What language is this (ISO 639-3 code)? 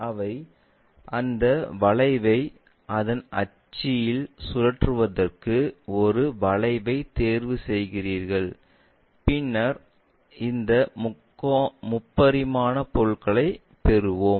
tam